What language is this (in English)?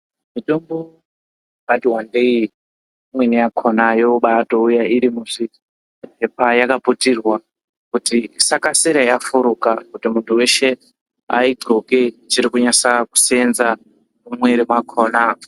Ndau